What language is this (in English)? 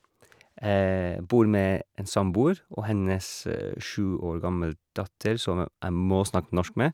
Norwegian